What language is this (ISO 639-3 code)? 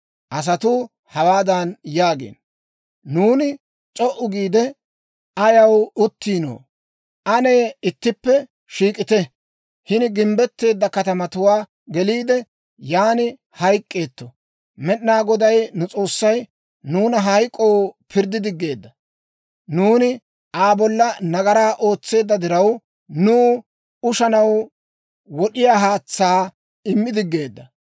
dwr